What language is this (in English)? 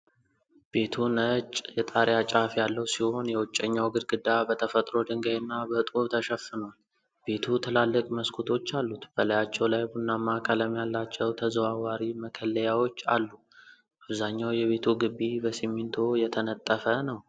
Amharic